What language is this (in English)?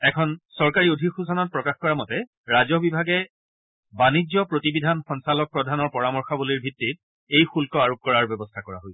Assamese